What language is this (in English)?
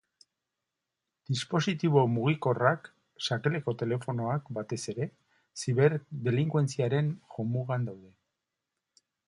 Basque